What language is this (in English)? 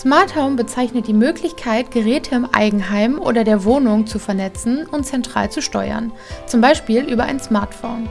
German